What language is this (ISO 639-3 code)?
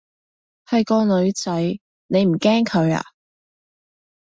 yue